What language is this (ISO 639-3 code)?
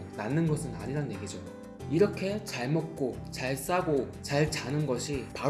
kor